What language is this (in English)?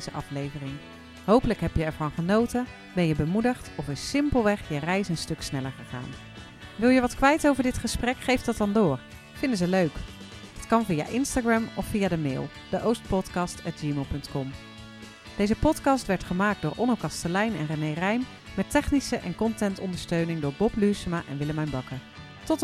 Dutch